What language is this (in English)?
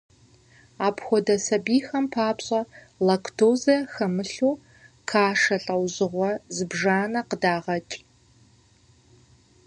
Kabardian